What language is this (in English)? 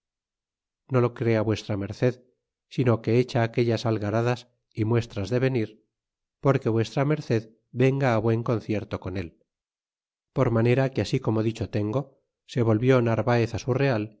Spanish